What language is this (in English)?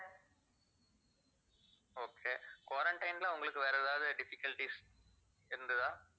Tamil